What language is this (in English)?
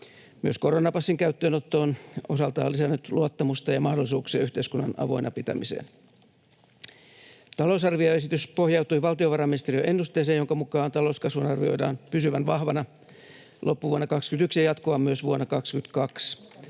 Finnish